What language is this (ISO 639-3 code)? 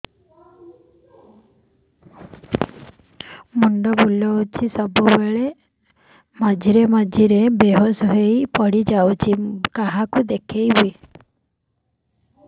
ori